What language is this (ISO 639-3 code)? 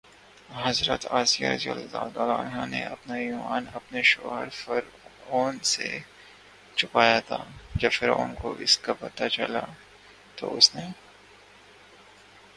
urd